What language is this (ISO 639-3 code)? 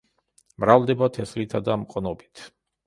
kat